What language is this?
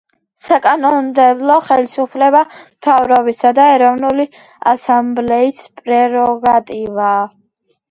Georgian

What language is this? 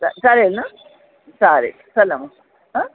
Marathi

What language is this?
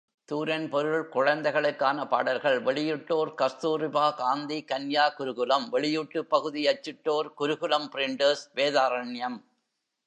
Tamil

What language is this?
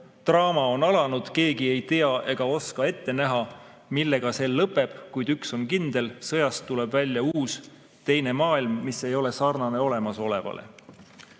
Estonian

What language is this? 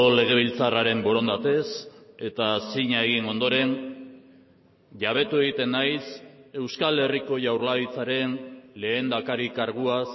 Basque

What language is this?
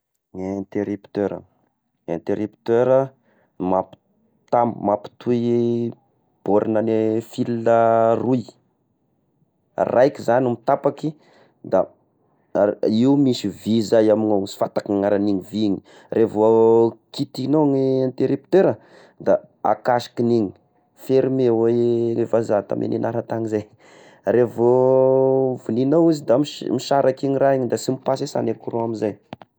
Tesaka Malagasy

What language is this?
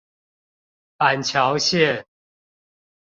Chinese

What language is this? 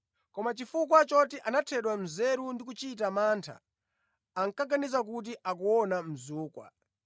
Nyanja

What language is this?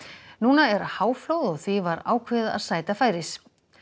Icelandic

